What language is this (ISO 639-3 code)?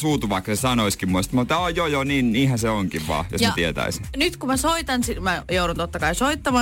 fin